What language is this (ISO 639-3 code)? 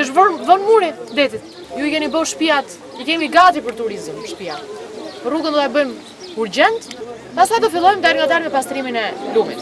ron